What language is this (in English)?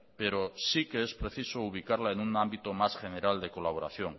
Spanish